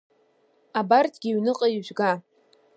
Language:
Abkhazian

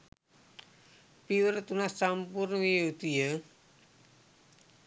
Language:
Sinhala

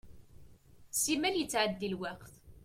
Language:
Kabyle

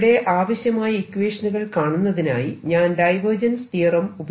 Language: Malayalam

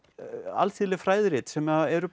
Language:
Icelandic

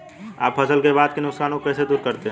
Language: Hindi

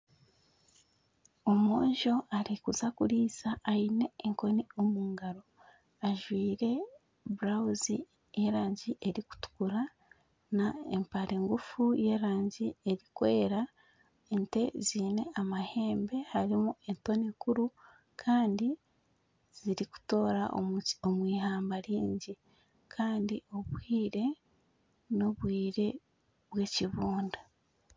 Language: Nyankole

